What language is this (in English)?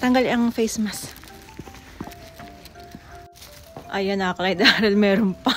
Filipino